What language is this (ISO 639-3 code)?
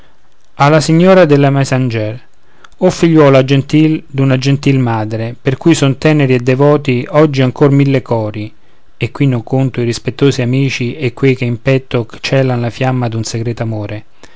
ita